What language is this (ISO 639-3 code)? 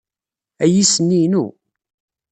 kab